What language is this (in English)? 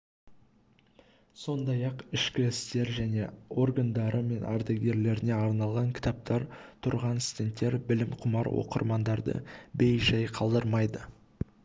Kazakh